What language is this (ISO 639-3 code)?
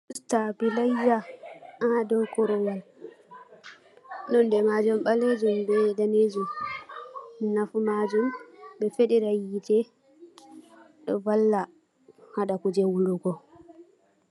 ful